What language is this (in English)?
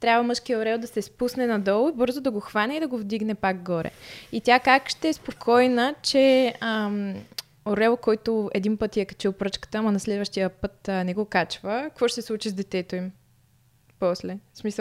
Bulgarian